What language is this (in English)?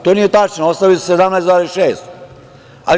Serbian